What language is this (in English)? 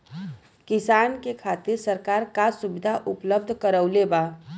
Bhojpuri